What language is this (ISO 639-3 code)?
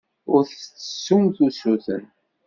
kab